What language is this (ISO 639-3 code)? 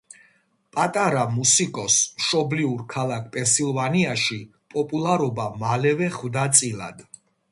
kat